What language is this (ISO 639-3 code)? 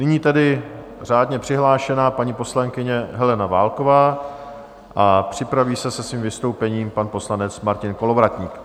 ces